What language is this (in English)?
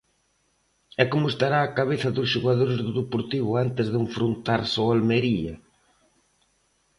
Galician